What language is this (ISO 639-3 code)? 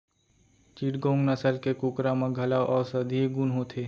hne